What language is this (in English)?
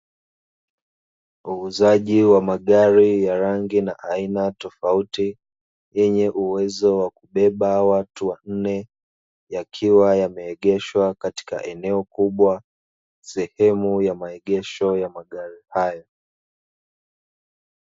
Swahili